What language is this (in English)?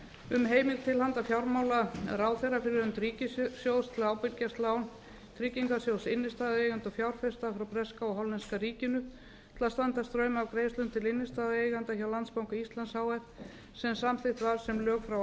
Icelandic